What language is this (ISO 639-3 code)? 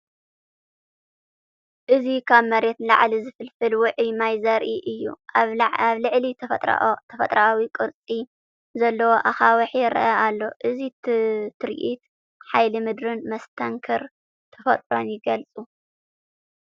tir